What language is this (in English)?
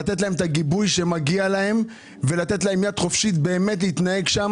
Hebrew